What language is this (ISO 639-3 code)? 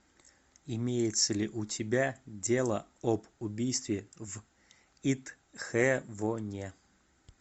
rus